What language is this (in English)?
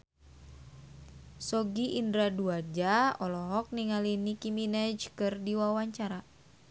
Sundanese